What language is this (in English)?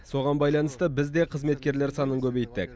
Kazakh